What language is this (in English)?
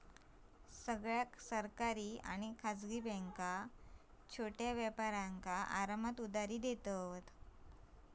Marathi